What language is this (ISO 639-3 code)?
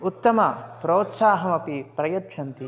san